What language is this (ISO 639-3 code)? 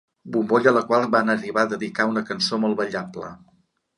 cat